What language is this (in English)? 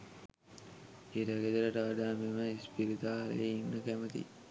Sinhala